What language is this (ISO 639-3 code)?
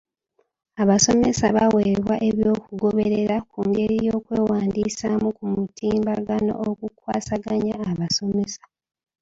lug